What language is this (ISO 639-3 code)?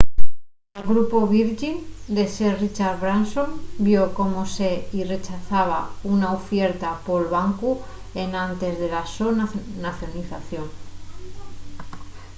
ast